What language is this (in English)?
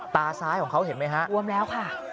Thai